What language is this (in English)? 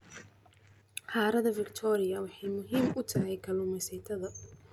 Somali